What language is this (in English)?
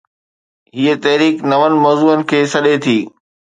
Sindhi